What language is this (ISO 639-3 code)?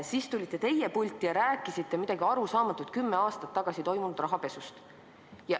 est